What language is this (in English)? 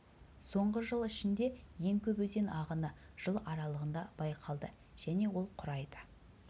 Kazakh